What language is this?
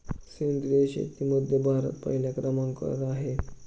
Marathi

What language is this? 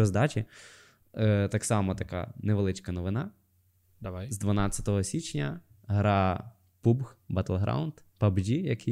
Ukrainian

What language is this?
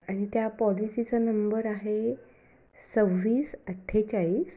Marathi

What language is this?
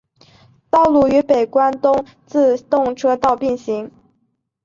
Chinese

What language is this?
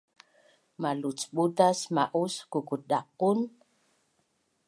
Bunun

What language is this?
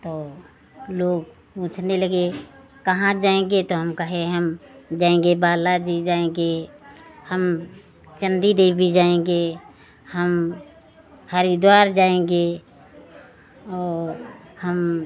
Hindi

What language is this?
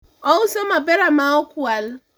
Luo (Kenya and Tanzania)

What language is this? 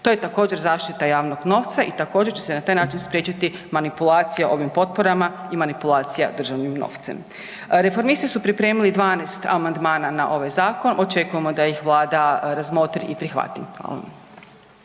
Croatian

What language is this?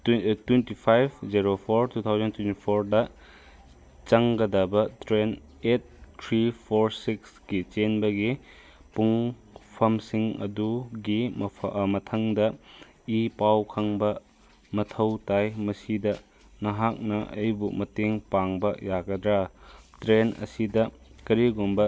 Manipuri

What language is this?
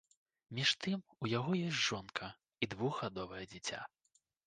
Belarusian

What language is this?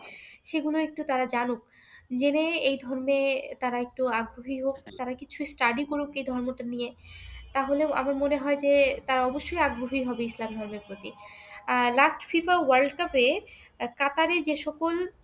Bangla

